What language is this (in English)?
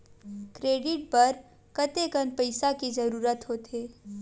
Chhattisgarhi